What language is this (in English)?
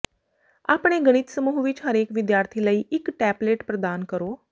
Punjabi